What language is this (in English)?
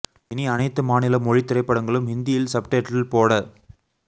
Tamil